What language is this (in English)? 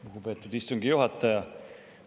Estonian